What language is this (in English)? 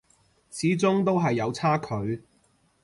Cantonese